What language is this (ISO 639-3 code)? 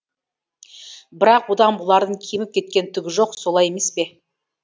kaz